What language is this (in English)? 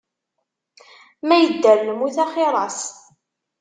Kabyle